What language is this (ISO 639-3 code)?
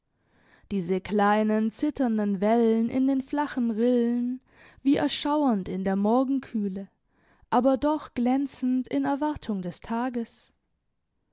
deu